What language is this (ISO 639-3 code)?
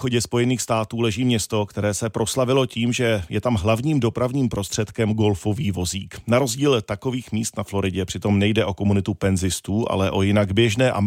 ces